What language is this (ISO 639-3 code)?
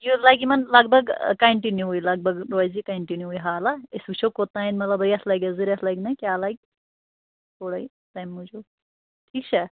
kas